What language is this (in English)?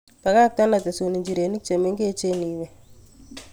Kalenjin